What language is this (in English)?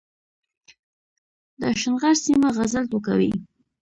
Pashto